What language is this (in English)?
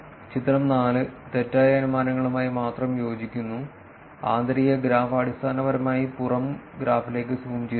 Malayalam